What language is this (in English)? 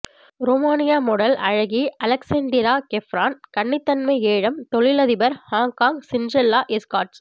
Tamil